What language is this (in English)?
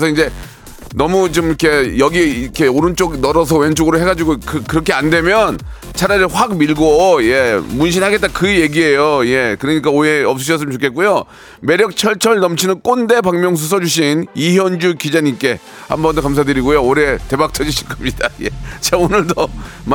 Korean